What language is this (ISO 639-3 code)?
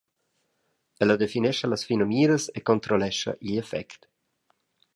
roh